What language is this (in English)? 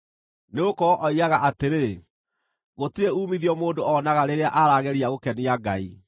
Kikuyu